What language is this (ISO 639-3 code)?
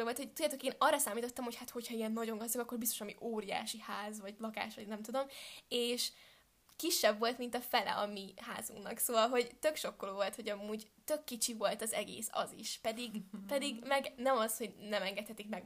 hun